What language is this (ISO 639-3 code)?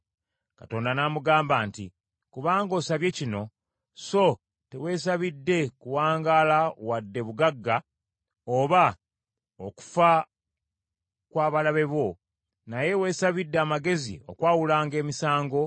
lug